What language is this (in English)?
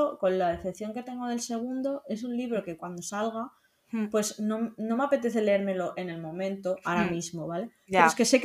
Spanish